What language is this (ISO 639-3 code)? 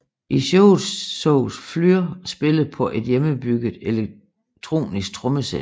dan